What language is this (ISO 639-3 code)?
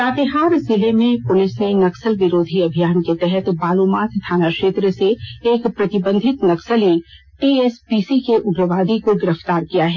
hin